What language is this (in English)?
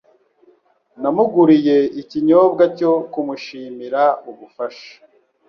Kinyarwanda